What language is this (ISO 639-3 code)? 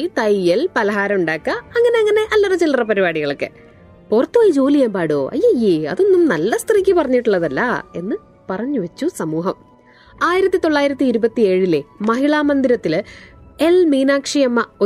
mal